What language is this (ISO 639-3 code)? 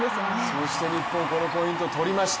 jpn